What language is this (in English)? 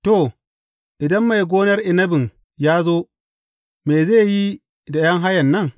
Hausa